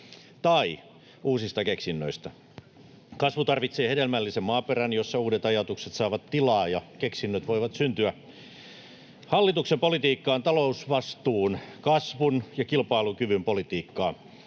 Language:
Finnish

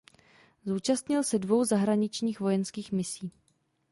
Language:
Czech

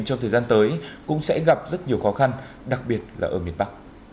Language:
Vietnamese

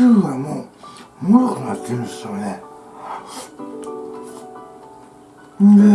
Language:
Japanese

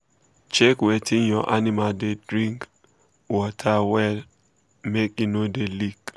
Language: Nigerian Pidgin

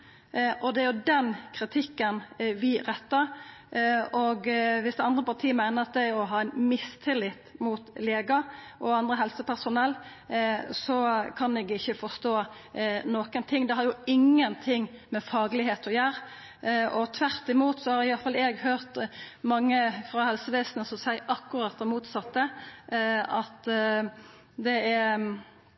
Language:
Norwegian Nynorsk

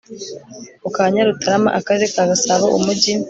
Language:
Kinyarwanda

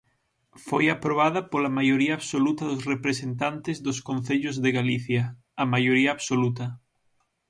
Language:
Galician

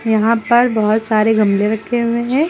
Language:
Hindi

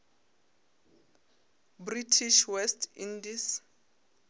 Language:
Northern Sotho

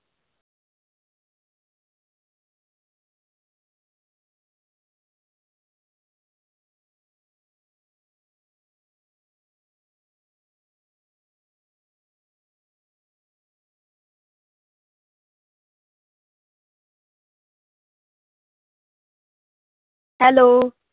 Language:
Punjabi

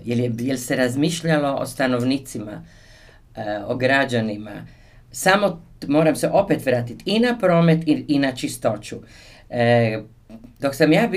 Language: Croatian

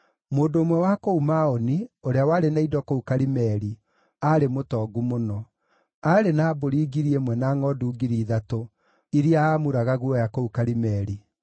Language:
Kikuyu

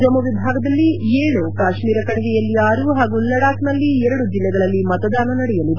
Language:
Kannada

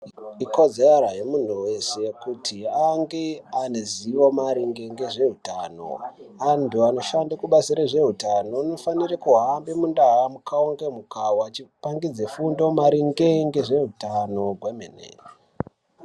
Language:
Ndau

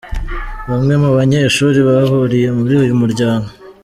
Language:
Kinyarwanda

